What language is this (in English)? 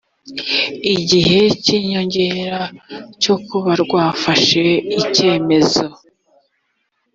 Kinyarwanda